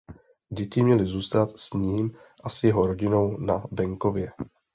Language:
Czech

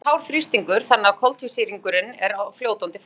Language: Icelandic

